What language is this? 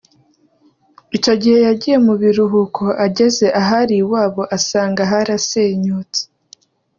Kinyarwanda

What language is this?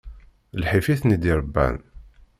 Kabyle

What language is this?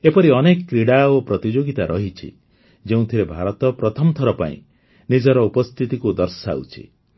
Odia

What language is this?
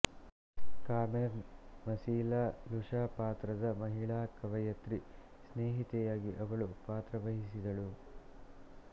Kannada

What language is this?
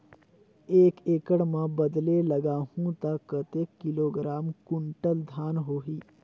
Chhattisgarhi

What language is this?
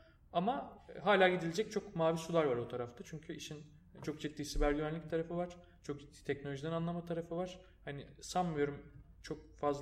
Turkish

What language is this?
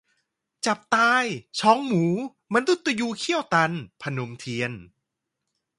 Thai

